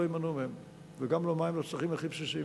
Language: Hebrew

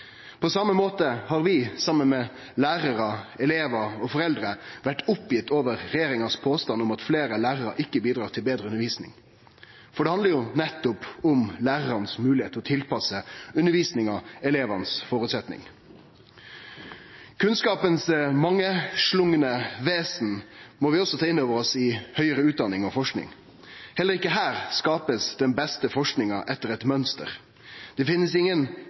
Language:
Norwegian Nynorsk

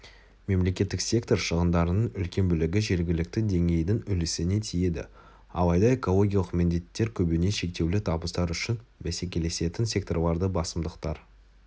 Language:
Kazakh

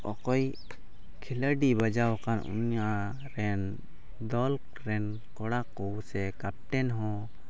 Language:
Santali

